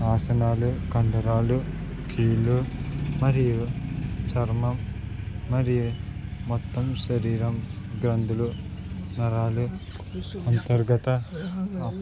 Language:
Telugu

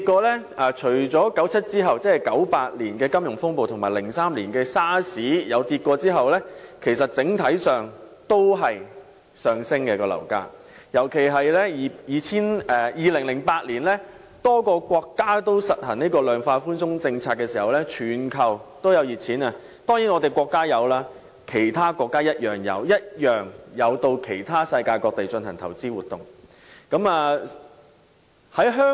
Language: Cantonese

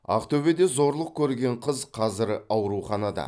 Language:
Kazakh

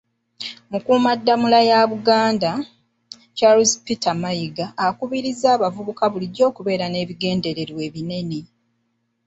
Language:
Ganda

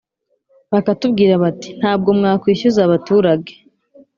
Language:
Kinyarwanda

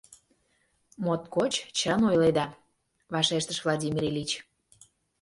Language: Mari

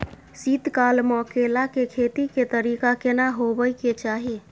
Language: Maithili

